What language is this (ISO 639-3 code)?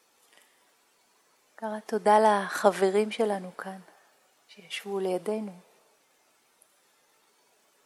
heb